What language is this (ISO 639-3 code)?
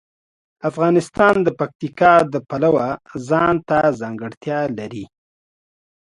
pus